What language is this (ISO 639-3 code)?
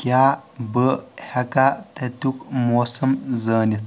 kas